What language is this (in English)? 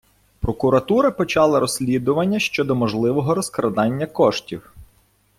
Ukrainian